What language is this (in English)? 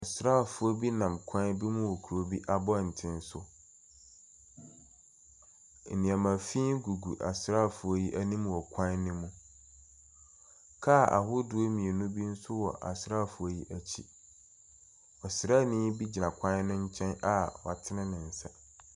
Akan